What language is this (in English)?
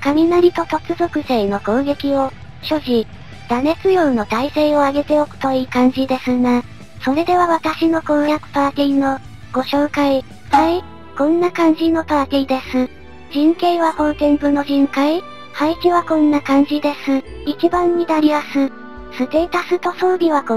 Japanese